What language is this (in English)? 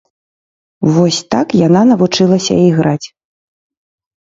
Belarusian